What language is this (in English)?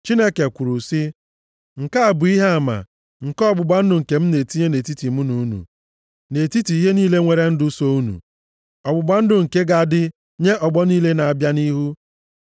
Igbo